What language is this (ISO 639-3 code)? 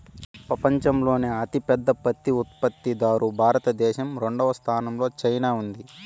tel